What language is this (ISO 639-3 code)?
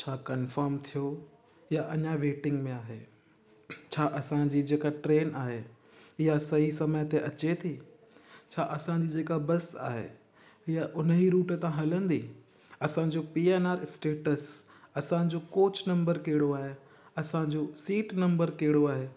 snd